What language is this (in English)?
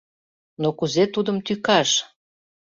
Mari